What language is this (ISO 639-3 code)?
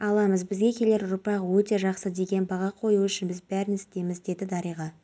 kaz